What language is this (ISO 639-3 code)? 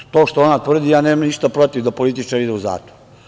srp